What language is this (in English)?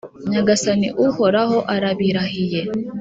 Kinyarwanda